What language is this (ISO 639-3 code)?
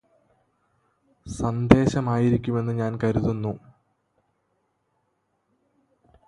mal